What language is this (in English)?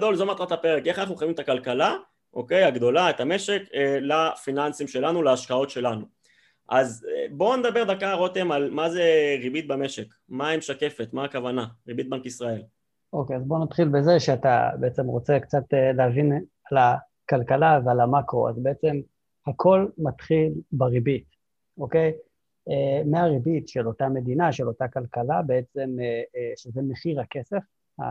Hebrew